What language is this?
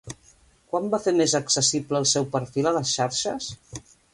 Catalan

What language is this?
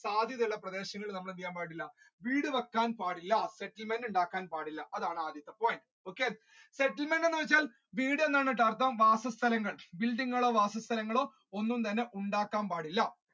Malayalam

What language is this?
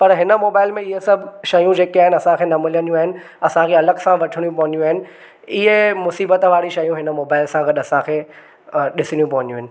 Sindhi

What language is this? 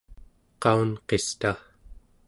Central Yupik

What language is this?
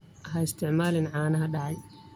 Somali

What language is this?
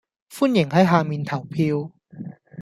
Cantonese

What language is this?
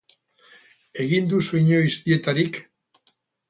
Basque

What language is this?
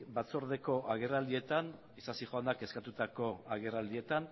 Basque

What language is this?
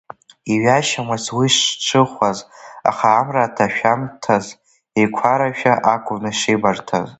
Abkhazian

